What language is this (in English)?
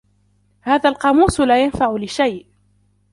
Arabic